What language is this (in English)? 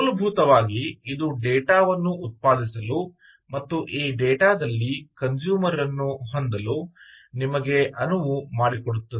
Kannada